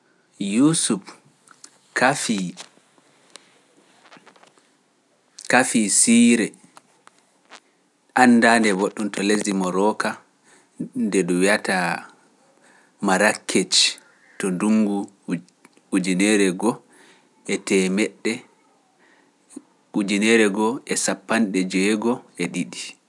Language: Pular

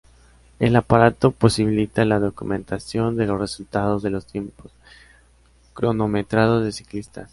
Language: Spanish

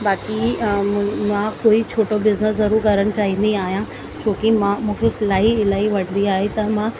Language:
Sindhi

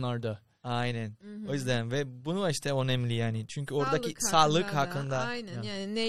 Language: Turkish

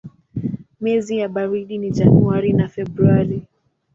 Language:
Swahili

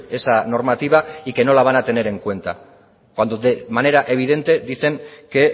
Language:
Spanish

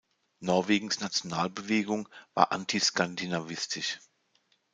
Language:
German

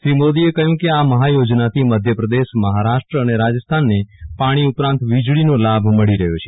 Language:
Gujarati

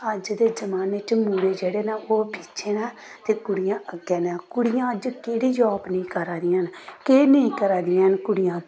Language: Dogri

